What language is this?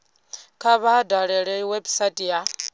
Venda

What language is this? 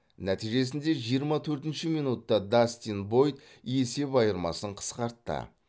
Kazakh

